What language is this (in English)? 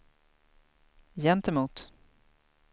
Swedish